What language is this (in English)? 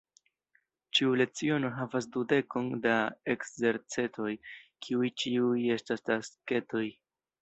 Esperanto